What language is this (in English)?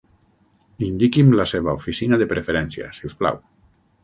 Catalan